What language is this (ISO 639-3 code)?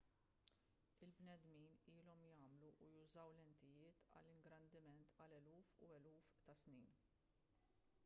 mlt